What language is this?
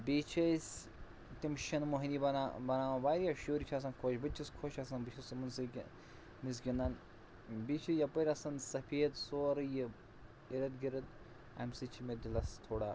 Kashmiri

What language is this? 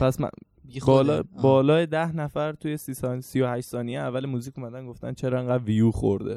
Persian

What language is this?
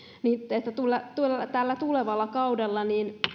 Finnish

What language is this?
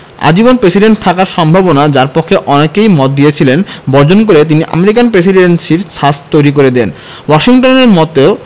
Bangla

